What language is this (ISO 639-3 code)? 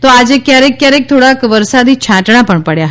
guj